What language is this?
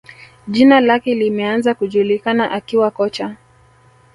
Swahili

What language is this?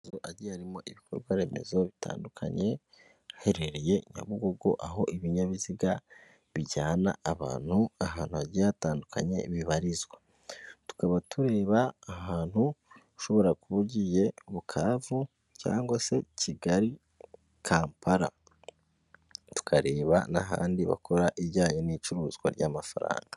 Kinyarwanda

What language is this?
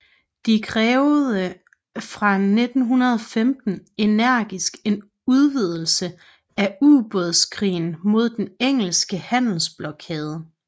Danish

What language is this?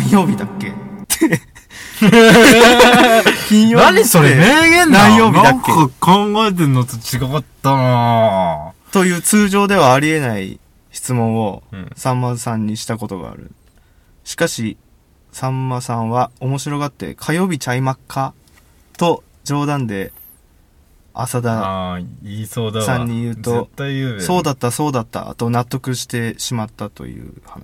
Japanese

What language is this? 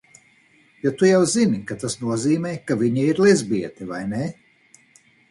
Latvian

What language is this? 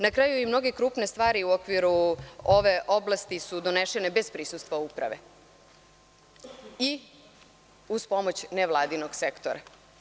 Serbian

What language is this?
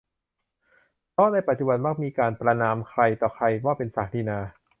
Thai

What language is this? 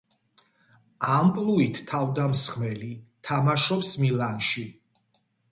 Georgian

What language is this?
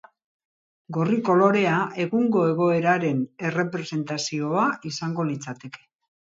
Basque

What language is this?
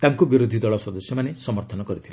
Odia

